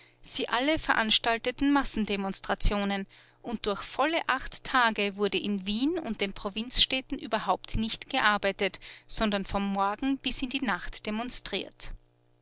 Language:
German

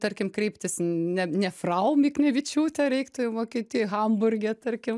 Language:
Lithuanian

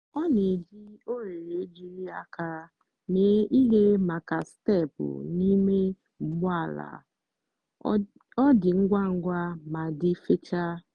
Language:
Igbo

